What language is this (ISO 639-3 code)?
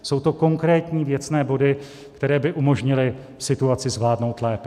ces